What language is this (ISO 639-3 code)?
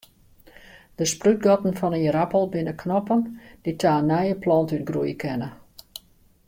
fry